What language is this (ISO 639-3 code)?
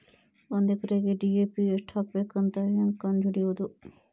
kan